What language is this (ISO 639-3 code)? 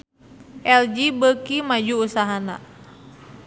sun